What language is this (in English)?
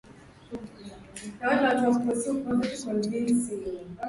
Swahili